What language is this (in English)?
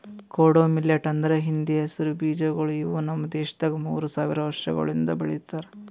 Kannada